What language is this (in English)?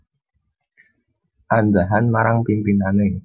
Javanese